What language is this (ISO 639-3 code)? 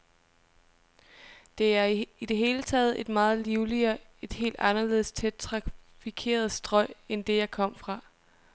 dan